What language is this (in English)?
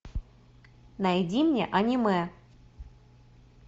Russian